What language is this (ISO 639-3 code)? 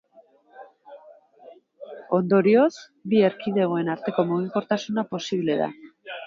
eus